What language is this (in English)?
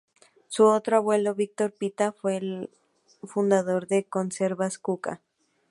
Spanish